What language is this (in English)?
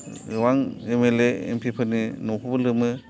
Bodo